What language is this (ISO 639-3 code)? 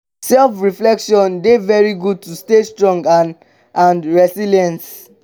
pcm